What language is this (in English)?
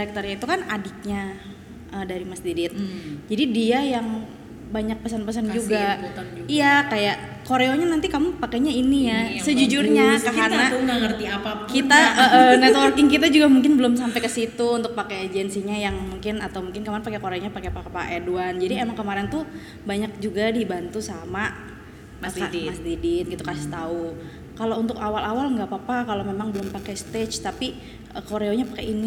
Indonesian